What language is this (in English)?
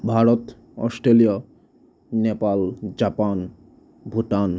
Assamese